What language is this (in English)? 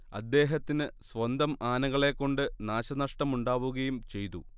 Malayalam